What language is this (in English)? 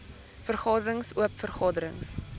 Afrikaans